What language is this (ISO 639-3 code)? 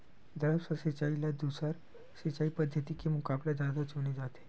hne